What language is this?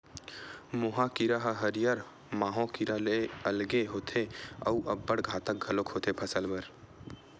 Chhattisgarhi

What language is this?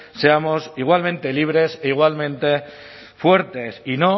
Spanish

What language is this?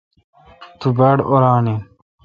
Kalkoti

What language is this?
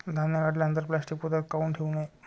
Marathi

